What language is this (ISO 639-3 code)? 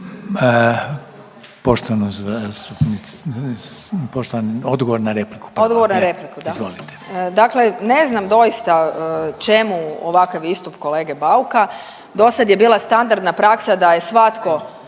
hrv